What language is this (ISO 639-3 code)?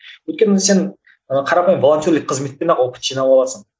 kaz